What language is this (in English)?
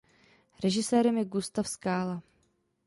Czech